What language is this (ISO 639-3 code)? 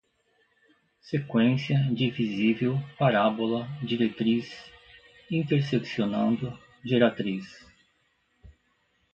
por